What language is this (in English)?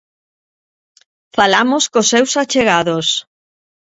Galician